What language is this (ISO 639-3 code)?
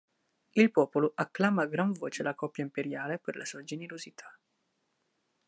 ita